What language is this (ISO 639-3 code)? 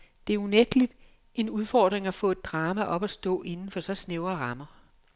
dan